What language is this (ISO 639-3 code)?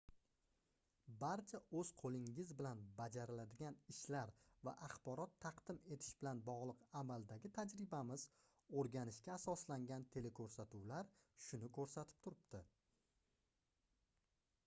uzb